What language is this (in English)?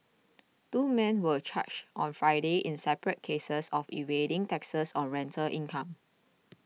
English